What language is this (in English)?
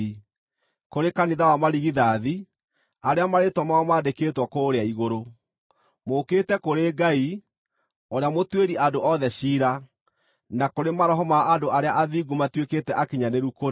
Kikuyu